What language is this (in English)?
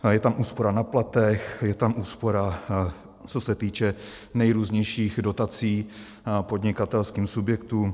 Czech